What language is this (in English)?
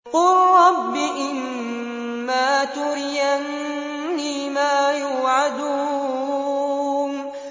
Arabic